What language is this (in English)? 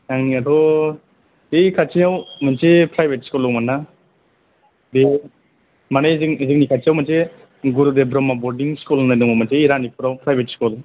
Bodo